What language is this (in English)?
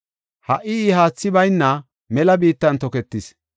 Gofa